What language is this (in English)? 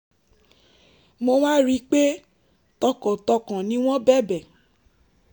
Yoruba